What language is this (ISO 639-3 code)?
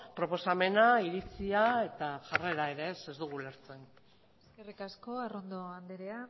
eus